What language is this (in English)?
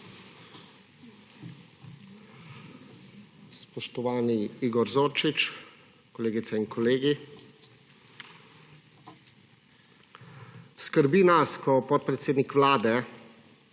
Slovenian